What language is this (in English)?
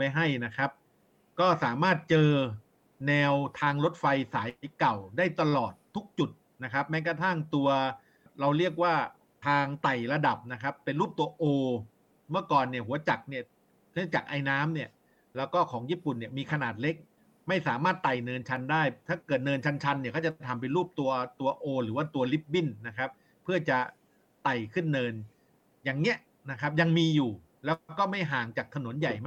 Thai